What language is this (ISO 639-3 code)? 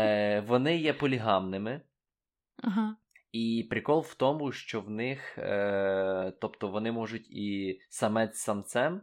ukr